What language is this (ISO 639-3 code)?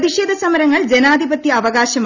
mal